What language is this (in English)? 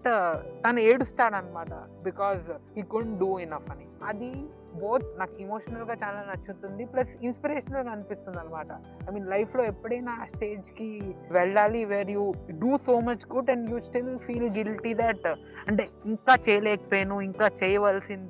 Telugu